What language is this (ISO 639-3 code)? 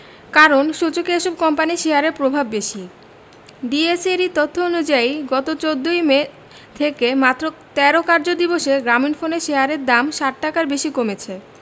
ben